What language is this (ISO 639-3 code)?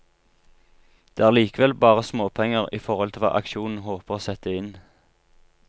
nor